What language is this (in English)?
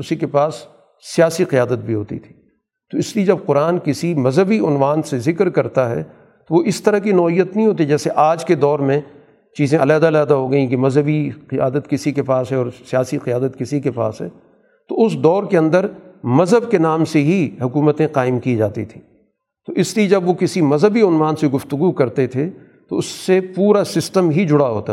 Urdu